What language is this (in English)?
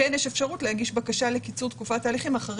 Hebrew